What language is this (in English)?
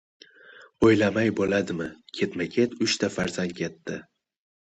Uzbek